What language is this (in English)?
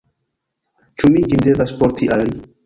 Esperanto